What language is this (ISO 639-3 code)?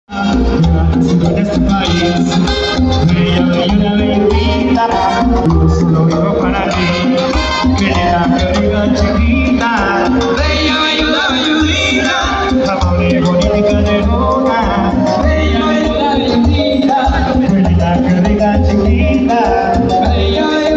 tha